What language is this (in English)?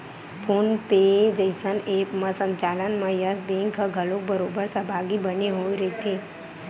Chhattisgarhi